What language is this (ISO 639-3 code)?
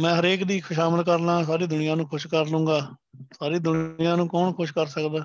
pan